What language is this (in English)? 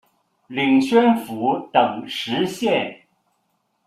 Chinese